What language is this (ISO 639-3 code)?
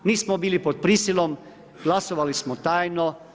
hrv